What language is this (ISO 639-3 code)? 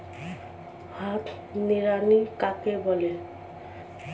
ben